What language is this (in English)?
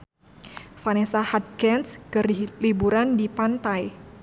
Sundanese